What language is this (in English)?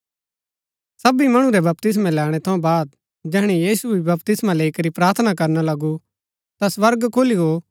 Gaddi